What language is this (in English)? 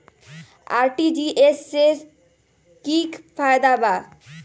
Magahi